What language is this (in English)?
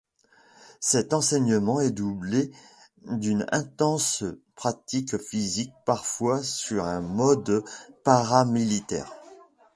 French